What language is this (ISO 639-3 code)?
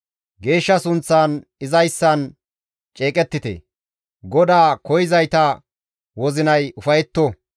gmv